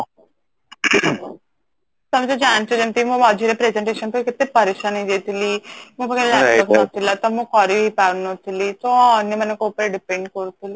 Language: Odia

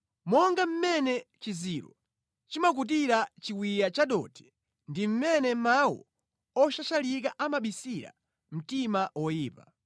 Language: Nyanja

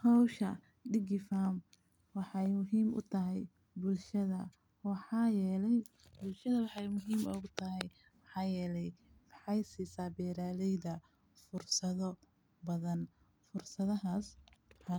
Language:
Somali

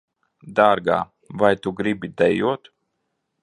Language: Latvian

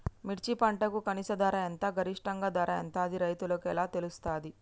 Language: Telugu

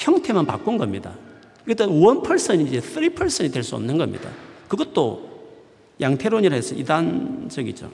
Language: Korean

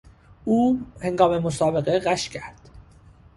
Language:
Persian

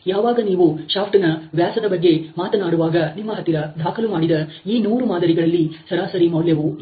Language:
Kannada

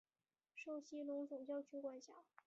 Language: Chinese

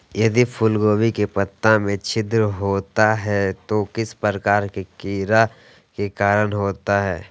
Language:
Magahi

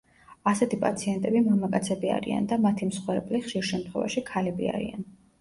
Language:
Georgian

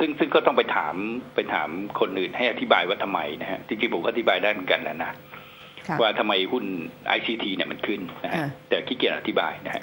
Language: Thai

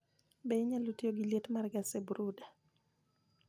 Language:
Luo (Kenya and Tanzania)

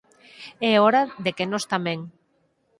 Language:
Galician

